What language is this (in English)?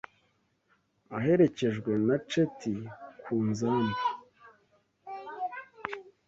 Kinyarwanda